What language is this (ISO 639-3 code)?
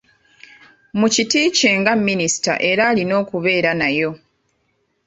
lug